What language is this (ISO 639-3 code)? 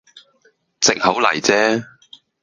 yue